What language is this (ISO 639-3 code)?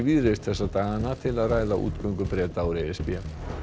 isl